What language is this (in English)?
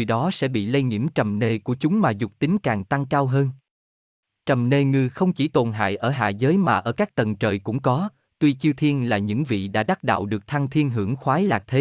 Vietnamese